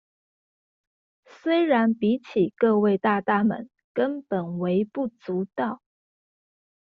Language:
Chinese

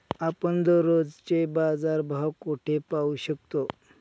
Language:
Marathi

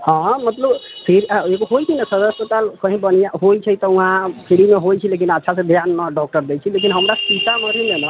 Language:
Maithili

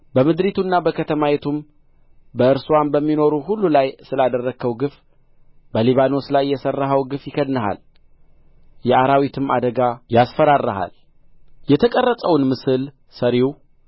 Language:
Amharic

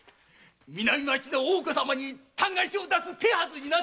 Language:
Japanese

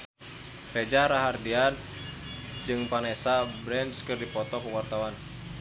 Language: Sundanese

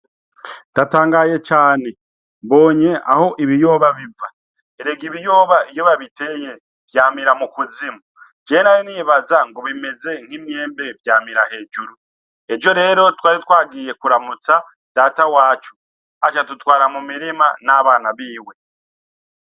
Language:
Rundi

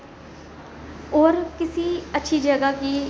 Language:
Dogri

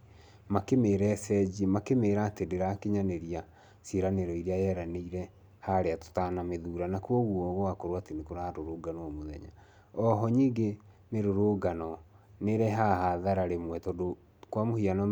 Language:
Kikuyu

